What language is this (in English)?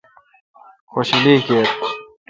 Kalkoti